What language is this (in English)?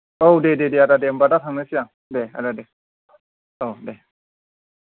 Bodo